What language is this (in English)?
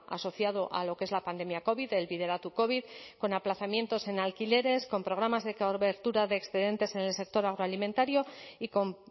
Spanish